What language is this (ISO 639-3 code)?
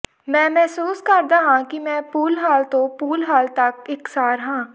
pan